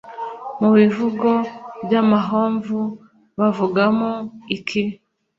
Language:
Kinyarwanda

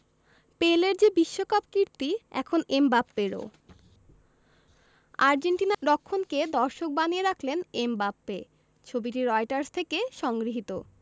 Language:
Bangla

